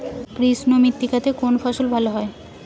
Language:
Bangla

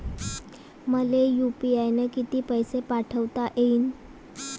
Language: Marathi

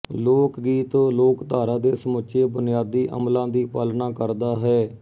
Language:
Punjabi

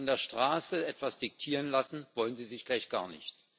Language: German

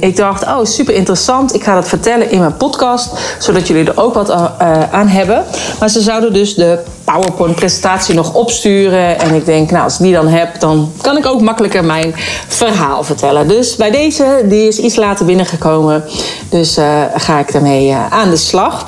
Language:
Dutch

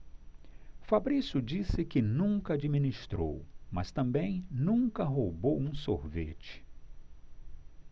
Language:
Portuguese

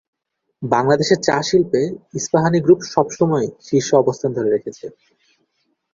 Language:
Bangla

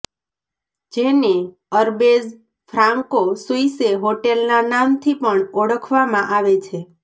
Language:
Gujarati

